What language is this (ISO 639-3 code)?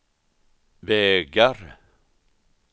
swe